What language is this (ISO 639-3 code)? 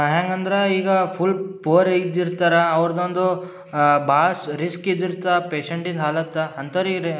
kan